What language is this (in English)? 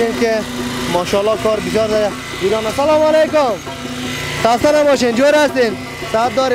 Persian